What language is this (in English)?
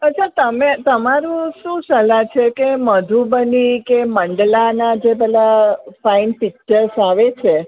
Gujarati